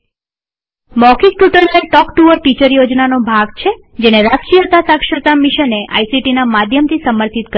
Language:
Gujarati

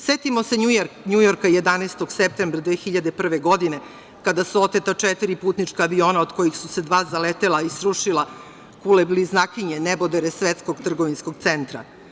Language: Serbian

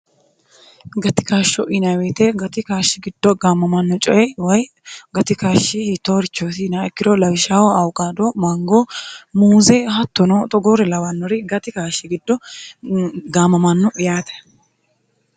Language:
Sidamo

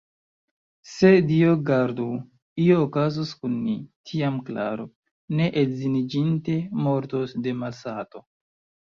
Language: Esperanto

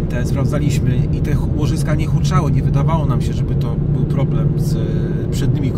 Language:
Polish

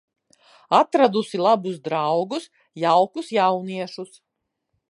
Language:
Latvian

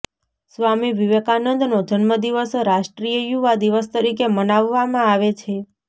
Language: Gujarati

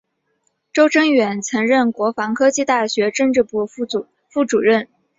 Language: Chinese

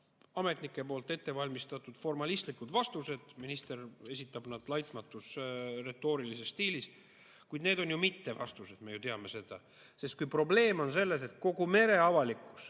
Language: Estonian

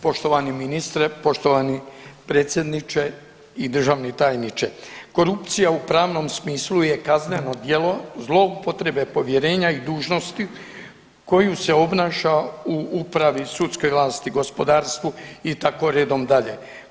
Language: Croatian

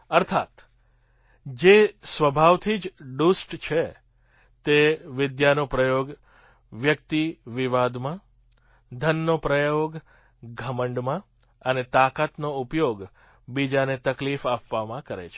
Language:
Gujarati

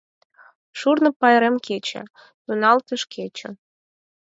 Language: Mari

